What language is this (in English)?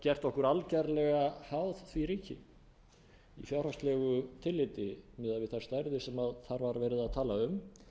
Icelandic